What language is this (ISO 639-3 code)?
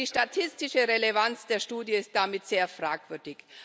deu